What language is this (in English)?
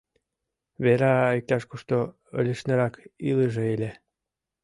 Mari